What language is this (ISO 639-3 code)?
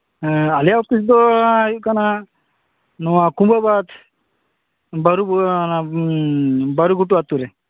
sat